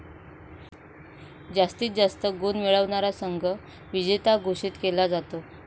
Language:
Marathi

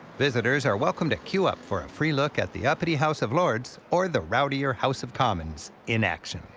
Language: English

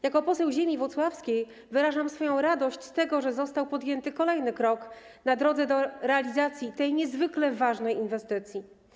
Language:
Polish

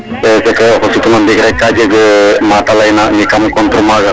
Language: Serer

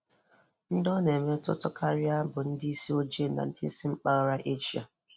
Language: Igbo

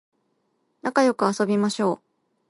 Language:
Japanese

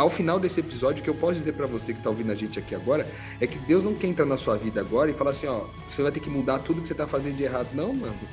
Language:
Portuguese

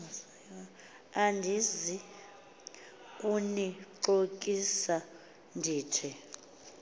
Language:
Xhosa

